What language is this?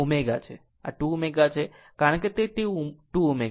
Gujarati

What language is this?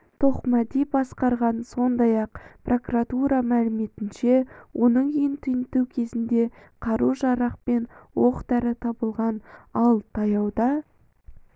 Kazakh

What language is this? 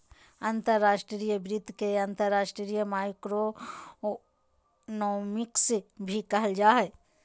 Magahi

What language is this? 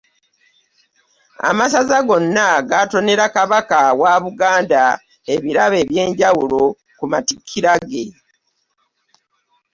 Ganda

